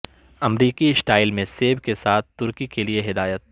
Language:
Urdu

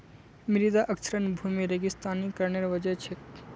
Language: Magahi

